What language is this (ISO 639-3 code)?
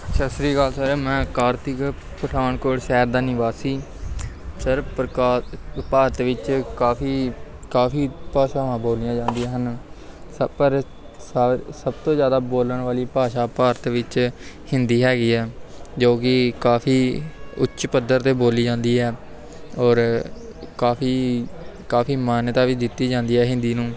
pan